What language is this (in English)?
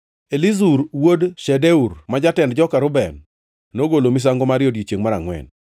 Luo (Kenya and Tanzania)